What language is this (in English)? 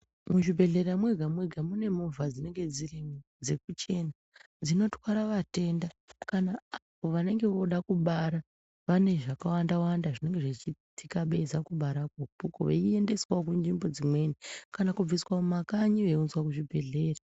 Ndau